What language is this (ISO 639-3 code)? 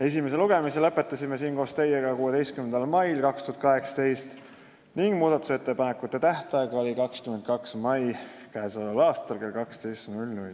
est